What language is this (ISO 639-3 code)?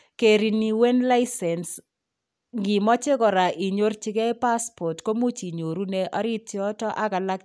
kln